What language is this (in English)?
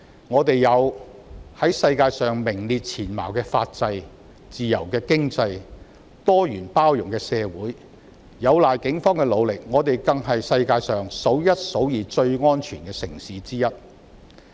Cantonese